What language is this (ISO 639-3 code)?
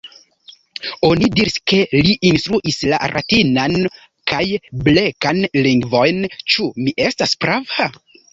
epo